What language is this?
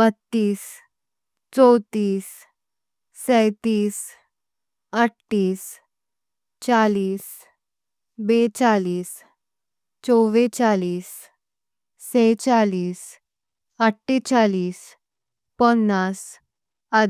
Konkani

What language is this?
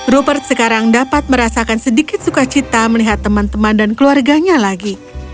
Indonesian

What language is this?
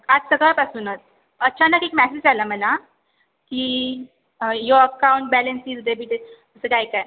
Marathi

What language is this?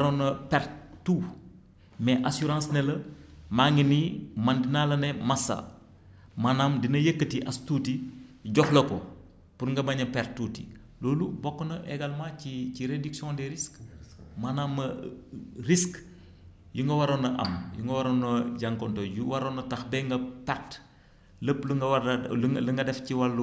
Wolof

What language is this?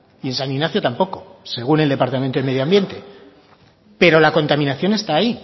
Spanish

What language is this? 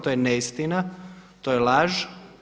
Croatian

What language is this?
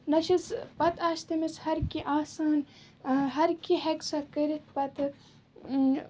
Kashmiri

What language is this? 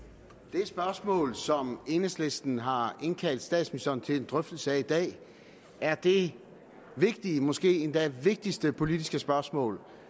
Danish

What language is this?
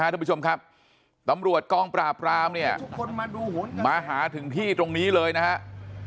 Thai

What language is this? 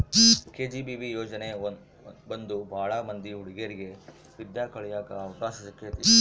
Kannada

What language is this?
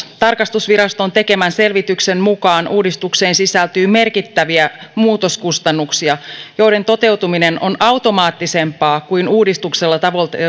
Finnish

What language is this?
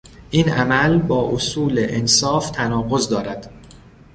Persian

